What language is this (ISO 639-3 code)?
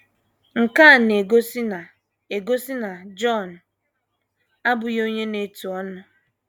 ibo